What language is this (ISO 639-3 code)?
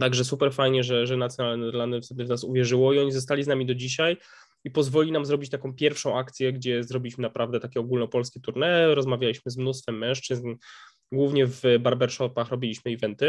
pol